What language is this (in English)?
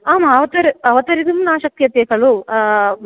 Sanskrit